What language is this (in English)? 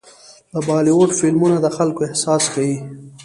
Pashto